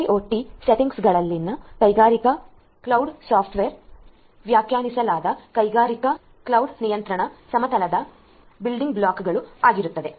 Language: Kannada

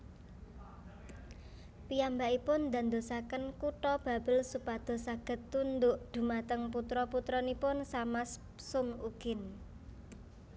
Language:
Javanese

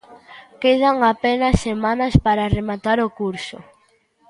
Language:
Galician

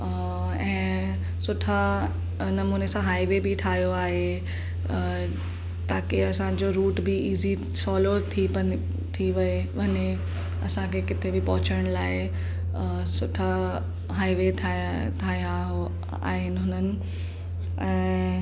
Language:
Sindhi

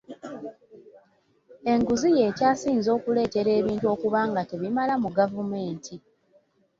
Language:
Ganda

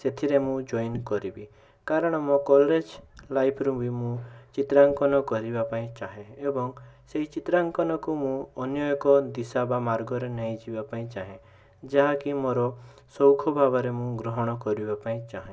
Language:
Odia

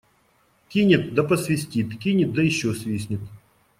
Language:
Russian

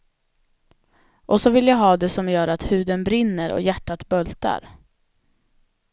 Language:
Swedish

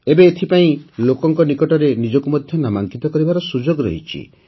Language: Odia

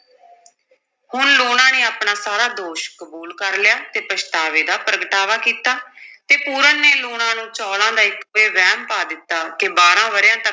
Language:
Punjabi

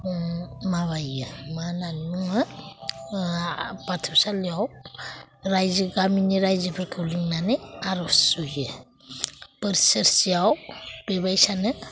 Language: Bodo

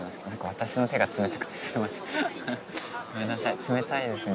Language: Japanese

